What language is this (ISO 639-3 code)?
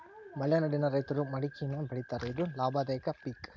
kan